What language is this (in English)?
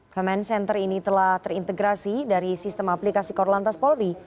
Indonesian